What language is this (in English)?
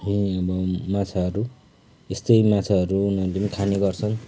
Nepali